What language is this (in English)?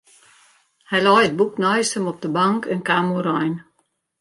Western Frisian